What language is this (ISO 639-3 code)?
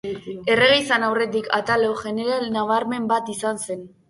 eus